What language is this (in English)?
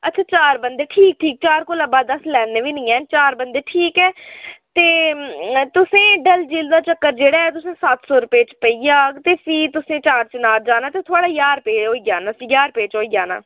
Dogri